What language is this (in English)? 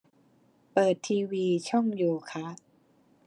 Thai